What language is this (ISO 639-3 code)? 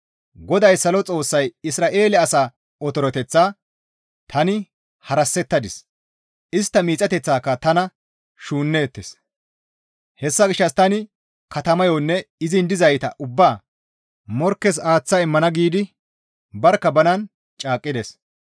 gmv